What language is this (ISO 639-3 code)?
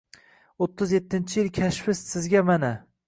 uzb